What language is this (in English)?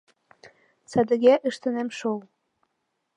Mari